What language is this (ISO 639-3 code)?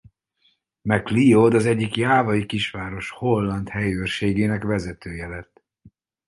hun